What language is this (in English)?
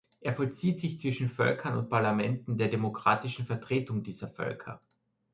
German